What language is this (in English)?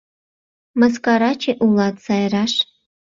Mari